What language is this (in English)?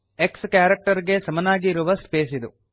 Kannada